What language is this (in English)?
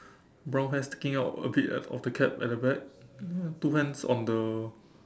English